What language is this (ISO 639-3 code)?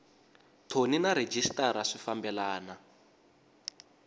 tso